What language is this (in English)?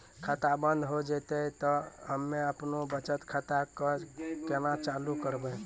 Maithili